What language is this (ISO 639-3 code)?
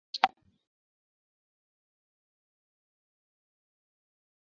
zho